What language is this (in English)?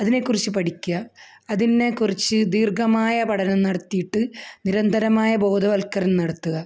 Malayalam